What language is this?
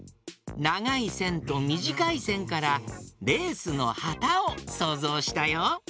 Japanese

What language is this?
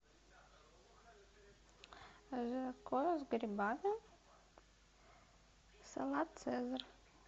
Russian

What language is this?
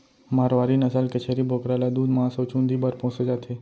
Chhattisgarhi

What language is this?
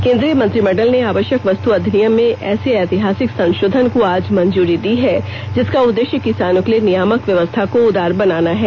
Hindi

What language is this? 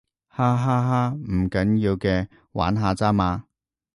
Cantonese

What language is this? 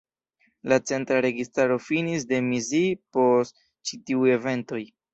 Esperanto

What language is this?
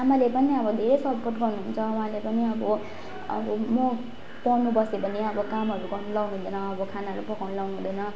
Nepali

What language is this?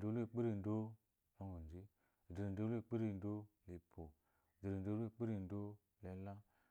Eloyi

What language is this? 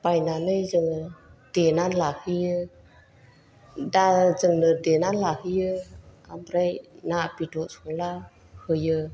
Bodo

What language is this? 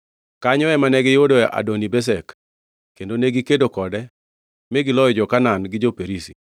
Luo (Kenya and Tanzania)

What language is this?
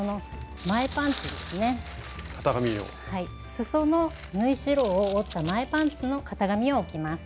Japanese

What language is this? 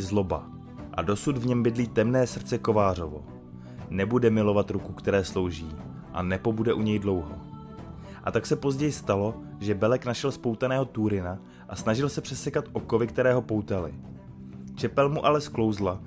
Czech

